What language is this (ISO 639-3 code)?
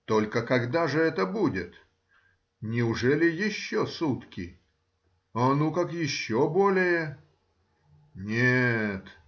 rus